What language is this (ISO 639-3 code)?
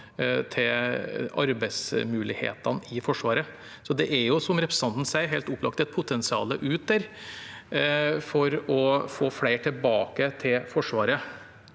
nor